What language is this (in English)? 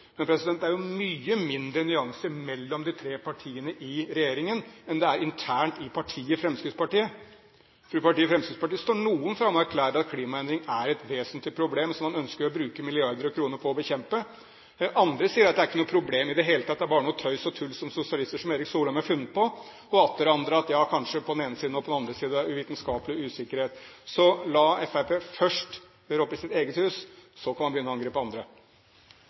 Norwegian Bokmål